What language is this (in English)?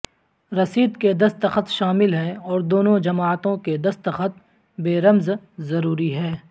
Urdu